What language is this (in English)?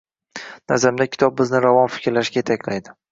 Uzbek